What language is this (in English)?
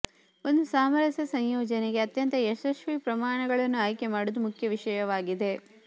Kannada